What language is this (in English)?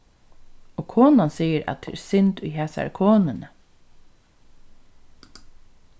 Faroese